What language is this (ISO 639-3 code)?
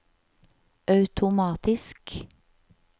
nor